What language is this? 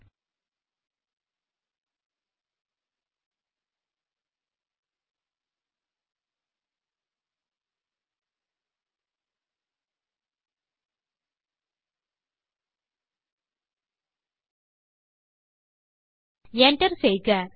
Tamil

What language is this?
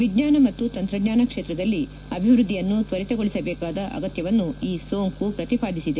Kannada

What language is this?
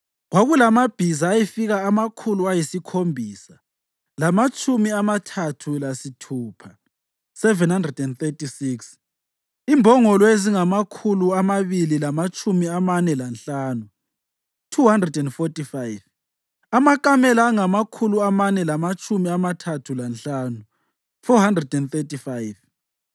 North Ndebele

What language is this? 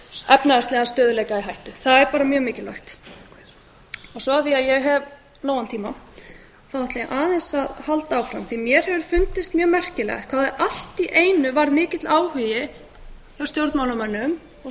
Icelandic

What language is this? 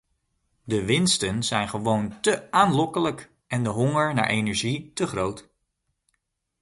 Dutch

